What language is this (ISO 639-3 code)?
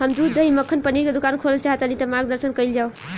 bho